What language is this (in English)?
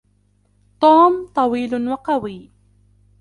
Arabic